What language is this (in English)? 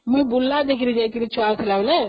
Odia